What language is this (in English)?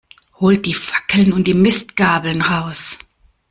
German